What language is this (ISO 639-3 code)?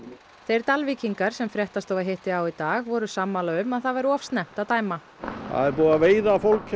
isl